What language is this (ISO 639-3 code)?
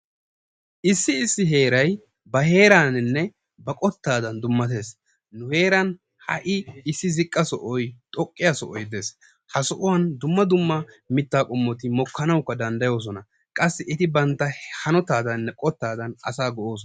wal